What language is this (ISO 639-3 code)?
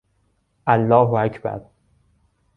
fas